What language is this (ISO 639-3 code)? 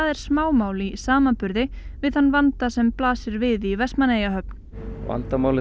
isl